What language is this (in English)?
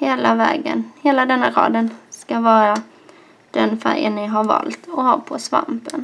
Swedish